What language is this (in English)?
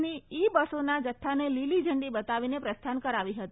Gujarati